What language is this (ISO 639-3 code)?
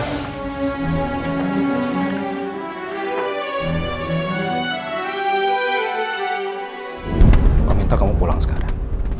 ind